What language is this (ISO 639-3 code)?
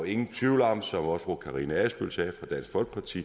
dan